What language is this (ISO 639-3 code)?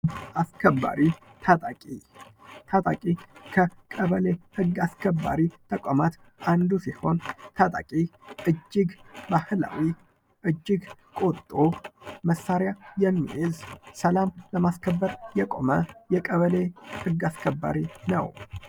amh